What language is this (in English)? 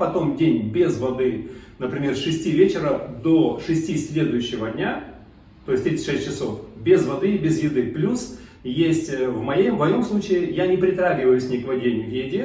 Russian